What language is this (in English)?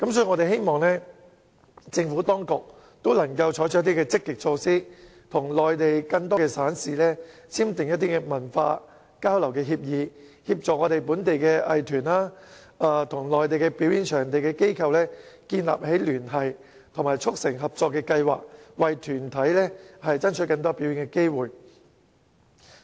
Cantonese